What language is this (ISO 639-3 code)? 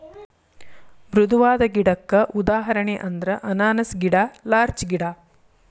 kan